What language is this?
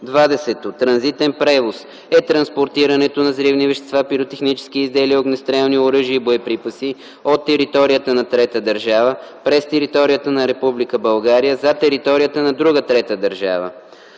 Bulgarian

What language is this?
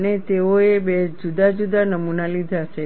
Gujarati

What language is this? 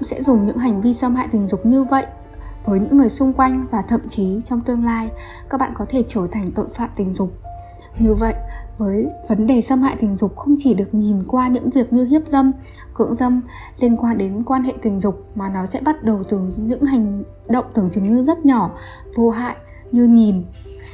Vietnamese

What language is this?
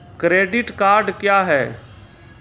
Maithili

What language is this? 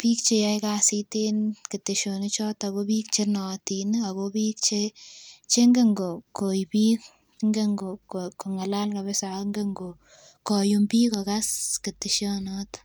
Kalenjin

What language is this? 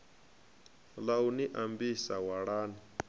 Venda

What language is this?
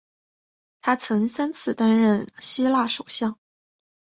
Chinese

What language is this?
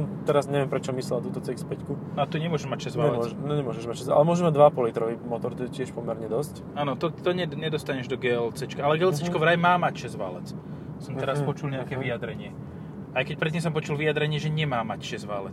Slovak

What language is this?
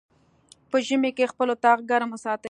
Pashto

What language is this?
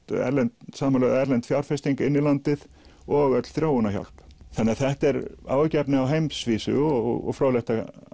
Icelandic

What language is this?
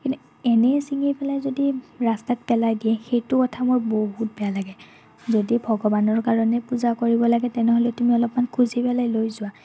Assamese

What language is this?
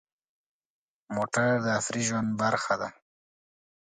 Pashto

